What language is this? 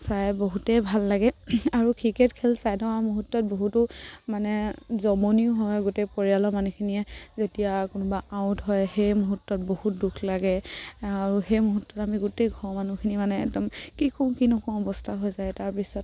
Assamese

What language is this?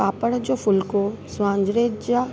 Sindhi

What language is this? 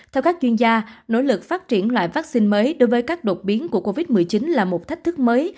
Vietnamese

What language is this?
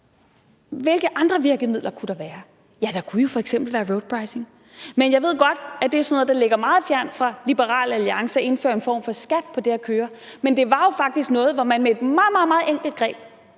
Danish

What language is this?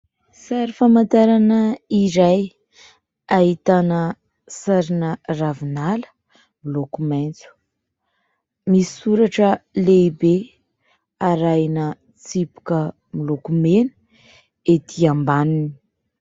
Malagasy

